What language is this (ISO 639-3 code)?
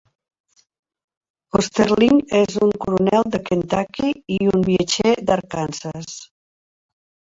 cat